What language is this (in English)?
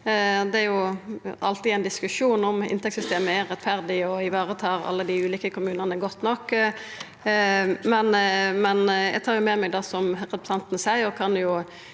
Norwegian